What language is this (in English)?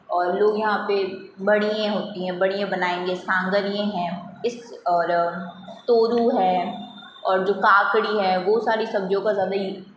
Hindi